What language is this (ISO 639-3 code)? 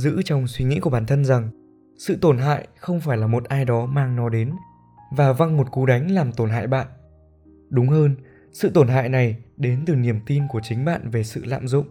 vie